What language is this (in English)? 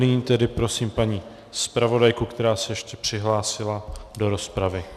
Czech